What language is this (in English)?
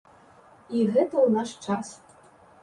Belarusian